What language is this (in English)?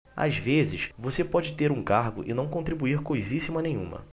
Portuguese